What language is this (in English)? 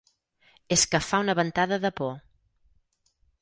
Catalan